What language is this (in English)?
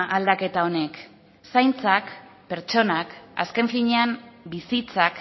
Basque